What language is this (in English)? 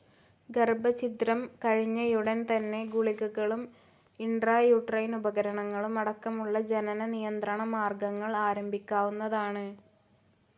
Malayalam